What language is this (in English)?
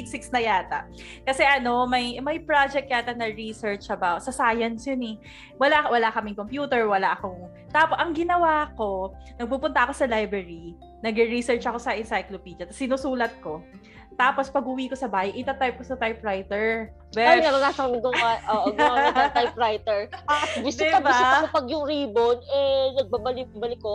Filipino